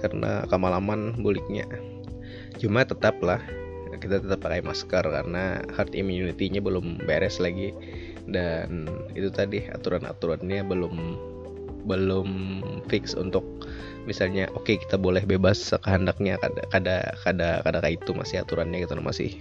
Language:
Indonesian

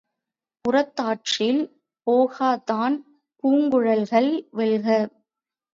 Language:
Tamil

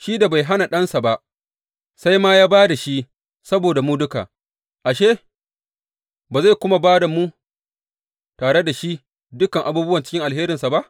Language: Hausa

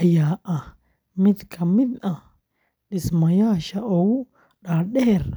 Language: Somali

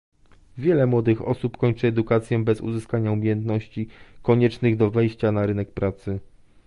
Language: Polish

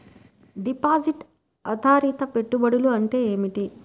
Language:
Telugu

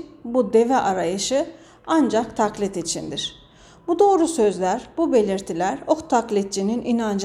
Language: Turkish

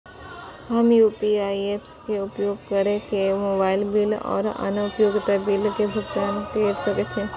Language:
Maithili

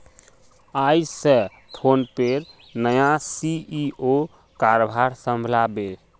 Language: Magahi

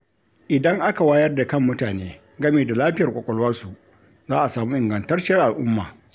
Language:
Hausa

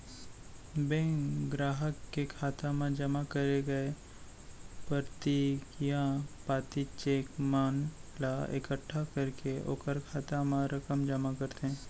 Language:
Chhattisgarhi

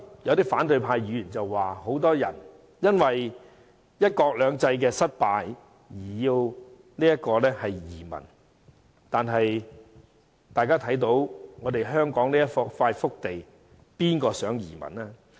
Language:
Cantonese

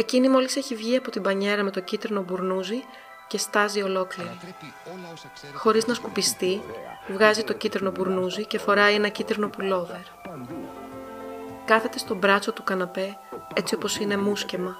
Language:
Greek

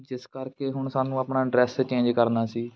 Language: Punjabi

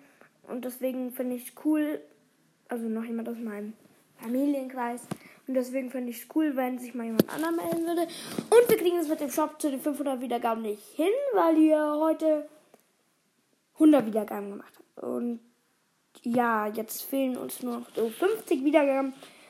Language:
German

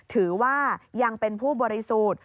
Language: Thai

